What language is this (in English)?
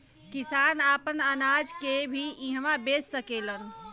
Bhojpuri